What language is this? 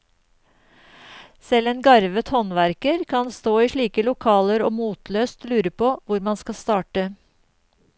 Norwegian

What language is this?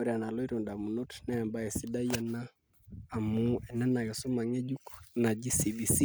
Masai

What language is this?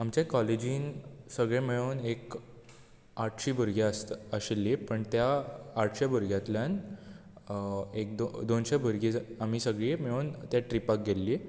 Konkani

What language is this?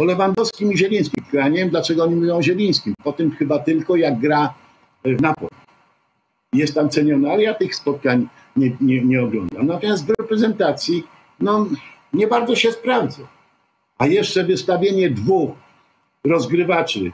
Polish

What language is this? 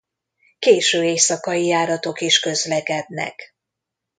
Hungarian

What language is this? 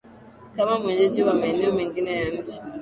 Swahili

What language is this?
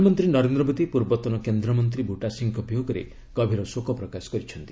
Odia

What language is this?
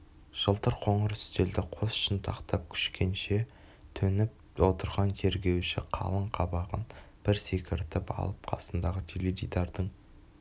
Kazakh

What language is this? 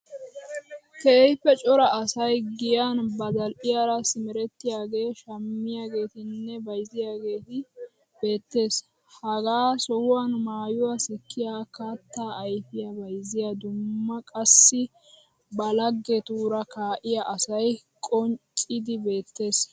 Wolaytta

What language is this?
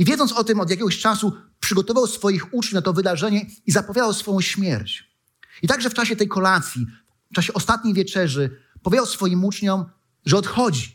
Polish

